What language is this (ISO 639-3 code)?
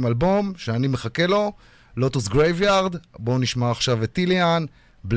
heb